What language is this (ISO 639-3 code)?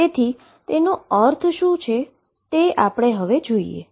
guj